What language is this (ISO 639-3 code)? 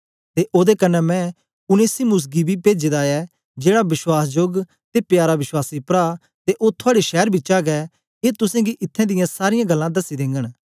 doi